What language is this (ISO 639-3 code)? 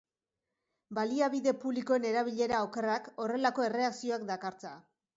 eus